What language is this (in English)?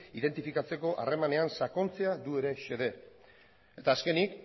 Basque